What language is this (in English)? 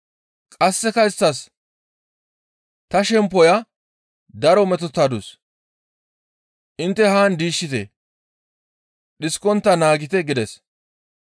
Gamo